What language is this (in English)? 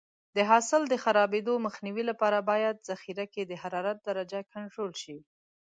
Pashto